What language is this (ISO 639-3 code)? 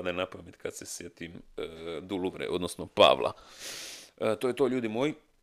hrv